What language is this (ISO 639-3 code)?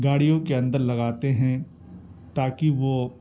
urd